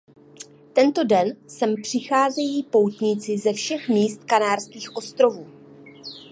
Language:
Czech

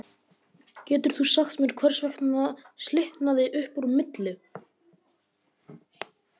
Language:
Icelandic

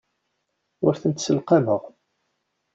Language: Kabyle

